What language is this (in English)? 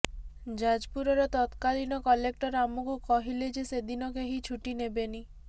Odia